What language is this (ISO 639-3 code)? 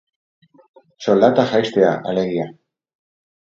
eus